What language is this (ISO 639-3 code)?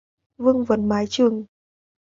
vie